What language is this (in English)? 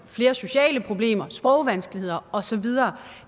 Danish